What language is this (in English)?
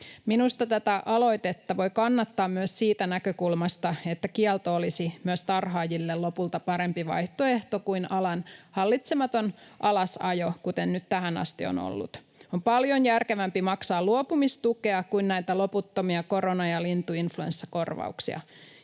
Finnish